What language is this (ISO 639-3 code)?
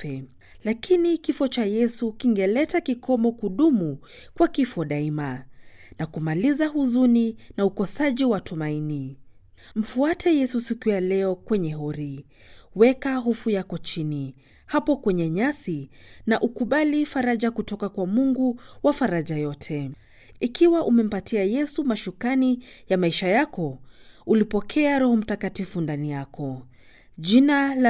swa